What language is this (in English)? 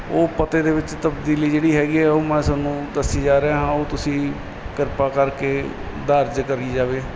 Punjabi